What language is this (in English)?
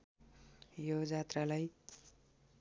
Nepali